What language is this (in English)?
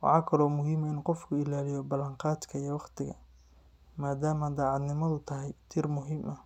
Somali